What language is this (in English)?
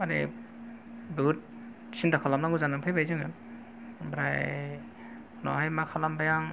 Bodo